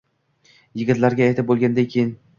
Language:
Uzbek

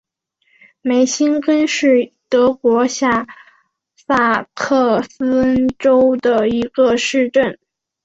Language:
Chinese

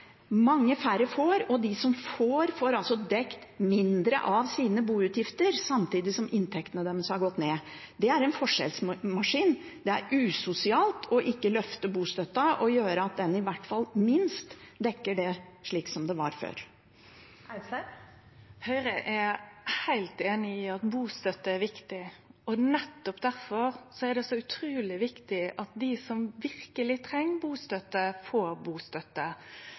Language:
Norwegian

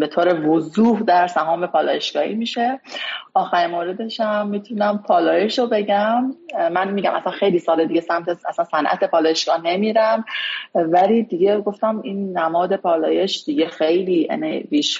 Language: Persian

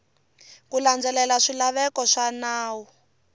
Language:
Tsonga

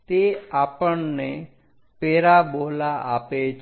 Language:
Gujarati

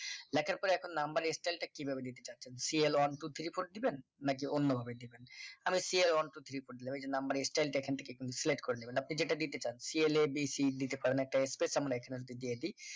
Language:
Bangla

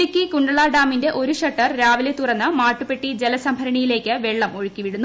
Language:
Malayalam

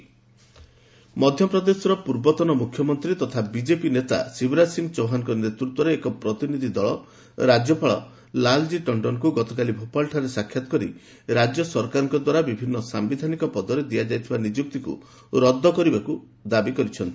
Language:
Odia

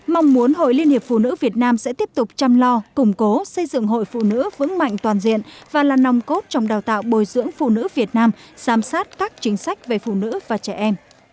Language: Vietnamese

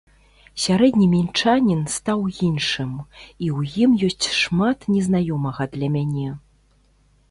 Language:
Belarusian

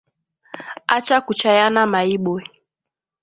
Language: Swahili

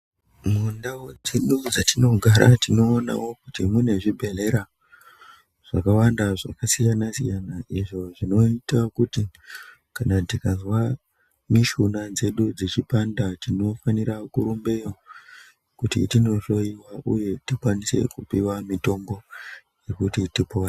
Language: Ndau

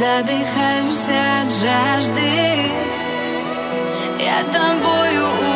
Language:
Russian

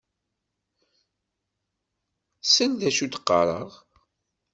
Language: Kabyle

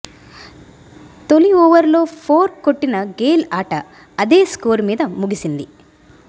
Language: Telugu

